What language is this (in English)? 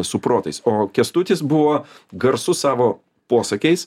Lithuanian